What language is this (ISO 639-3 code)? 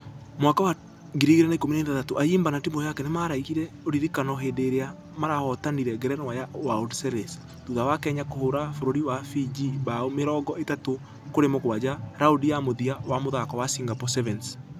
kik